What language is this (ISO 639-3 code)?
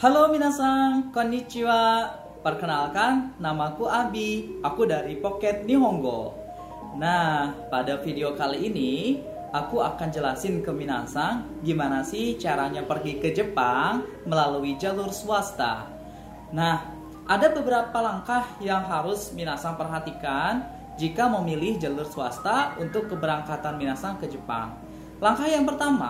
ind